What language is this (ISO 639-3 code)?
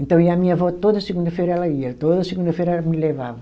por